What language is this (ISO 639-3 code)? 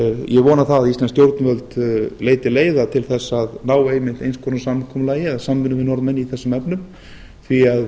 isl